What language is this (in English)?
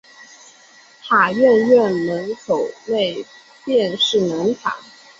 Chinese